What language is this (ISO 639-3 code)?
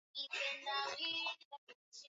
swa